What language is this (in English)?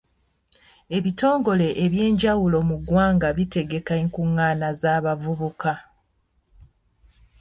Ganda